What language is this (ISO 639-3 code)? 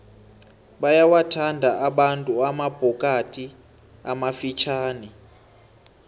nbl